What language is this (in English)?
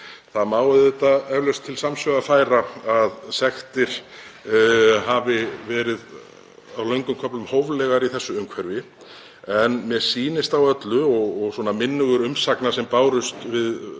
Icelandic